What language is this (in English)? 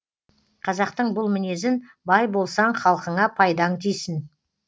Kazakh